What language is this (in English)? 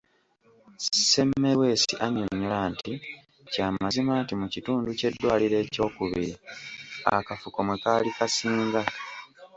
Ganda